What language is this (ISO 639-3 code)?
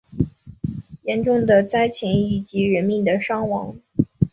zho